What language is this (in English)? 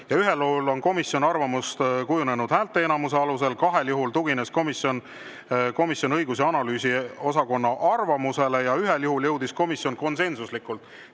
Estonian